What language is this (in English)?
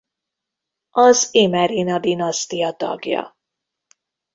Hungarian